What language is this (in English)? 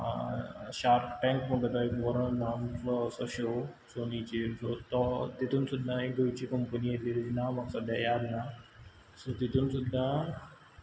Konkani